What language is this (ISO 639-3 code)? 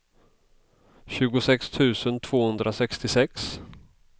swe